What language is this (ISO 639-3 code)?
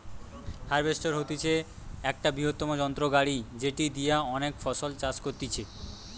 ben